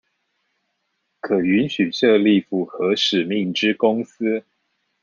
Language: Chinese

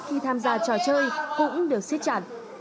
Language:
Vietnamese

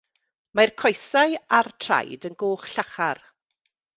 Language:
Welsh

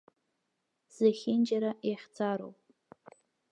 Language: Abkhazian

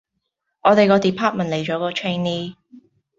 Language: Cantonese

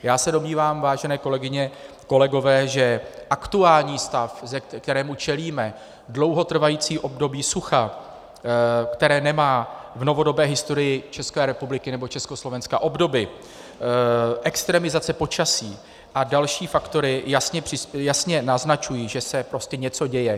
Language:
Czech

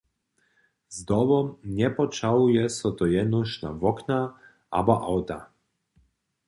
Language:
Upper Sorbian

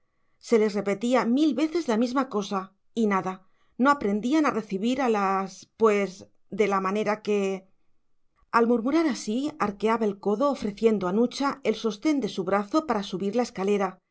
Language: Spanish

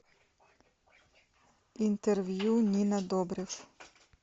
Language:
Russian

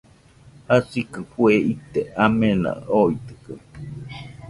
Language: Nüpode Huitoto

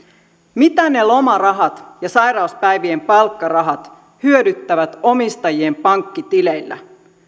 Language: Finnish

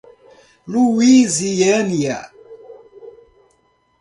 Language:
Portuguese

